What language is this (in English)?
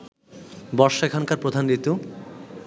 Bangla